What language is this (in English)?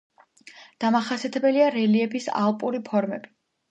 Georgian